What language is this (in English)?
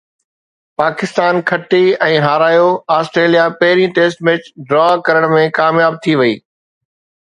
Sindhi